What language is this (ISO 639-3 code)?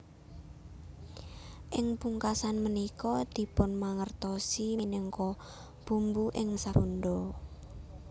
jav